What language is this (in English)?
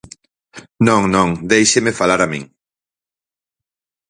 Galician